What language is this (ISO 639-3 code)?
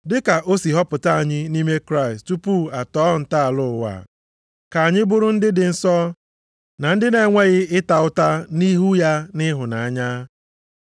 ibo